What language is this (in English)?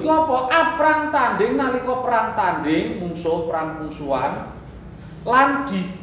Indonesian